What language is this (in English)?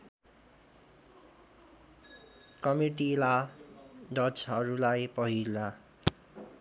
Nepali